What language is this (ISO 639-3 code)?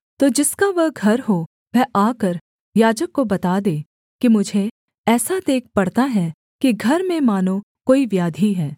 hin